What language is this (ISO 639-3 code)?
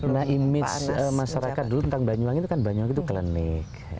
ind